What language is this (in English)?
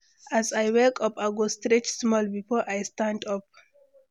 Nigerian Pidgin